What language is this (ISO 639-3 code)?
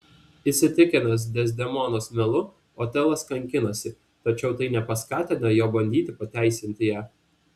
lit